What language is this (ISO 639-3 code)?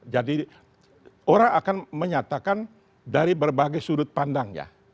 ind